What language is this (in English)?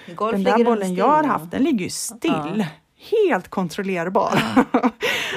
Swedish